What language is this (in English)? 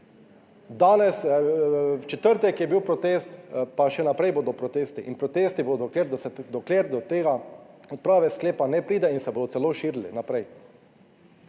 Slovenian